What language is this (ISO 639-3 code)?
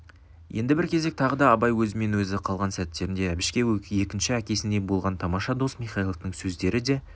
kaz